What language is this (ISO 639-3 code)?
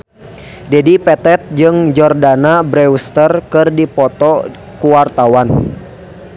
sun